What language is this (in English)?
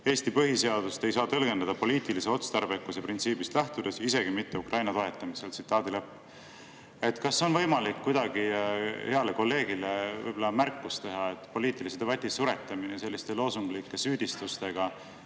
Estonian